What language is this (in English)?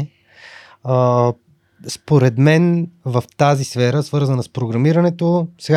Bulgarian